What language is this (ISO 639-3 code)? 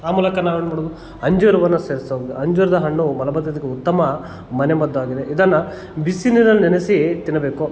kan